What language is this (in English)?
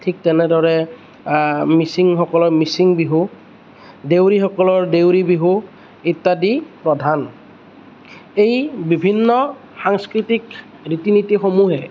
Assamese